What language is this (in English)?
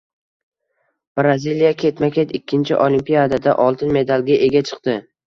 Uzbek